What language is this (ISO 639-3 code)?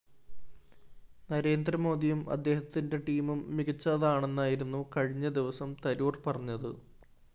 mal